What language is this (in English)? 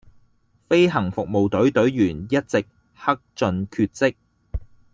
Cantonese